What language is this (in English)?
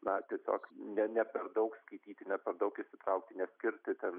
Lithuanian